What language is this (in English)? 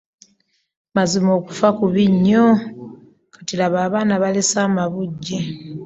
Ganda